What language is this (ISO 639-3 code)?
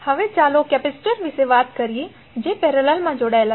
guj